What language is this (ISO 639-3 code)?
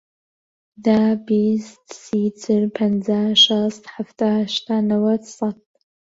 ckb